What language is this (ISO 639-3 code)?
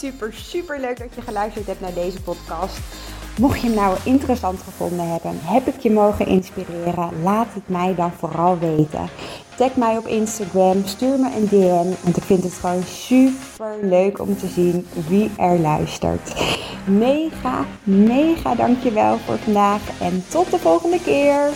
nld